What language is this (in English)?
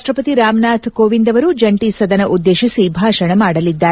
Kannada